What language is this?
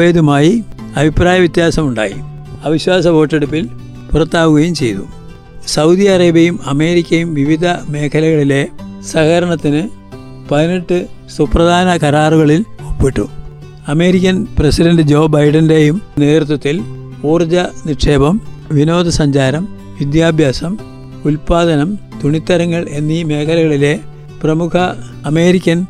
Malayalam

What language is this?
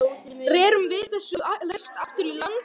Icelandic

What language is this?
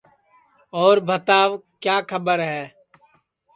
Sansi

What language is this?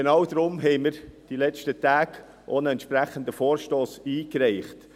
Swiss German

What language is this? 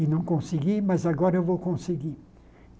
Portuguese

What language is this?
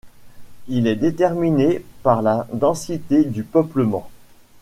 French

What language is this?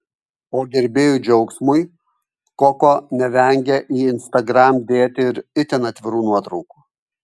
Lithuanian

